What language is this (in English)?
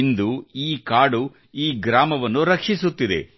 Kannada